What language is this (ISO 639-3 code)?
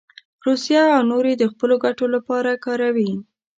pus